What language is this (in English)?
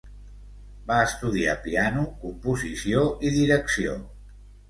Catalan